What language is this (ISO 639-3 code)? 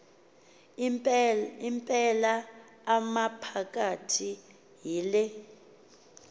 xho